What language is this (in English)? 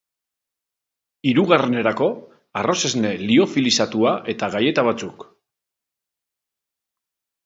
Basque